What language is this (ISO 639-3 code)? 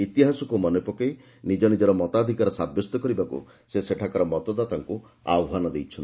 ori